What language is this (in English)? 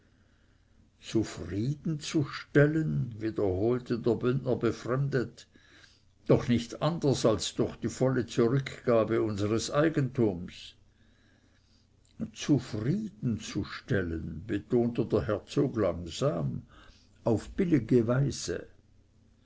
German